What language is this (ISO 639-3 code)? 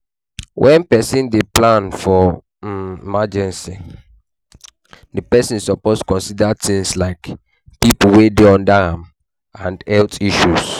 pcm